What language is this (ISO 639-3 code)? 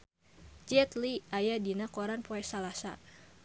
sun